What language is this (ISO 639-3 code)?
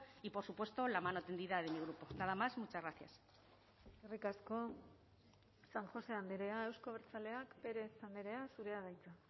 eus